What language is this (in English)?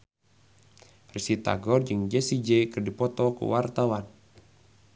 Sundanese